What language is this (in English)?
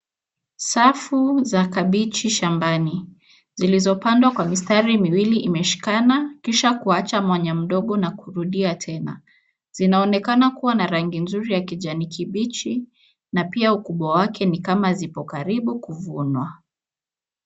Swahili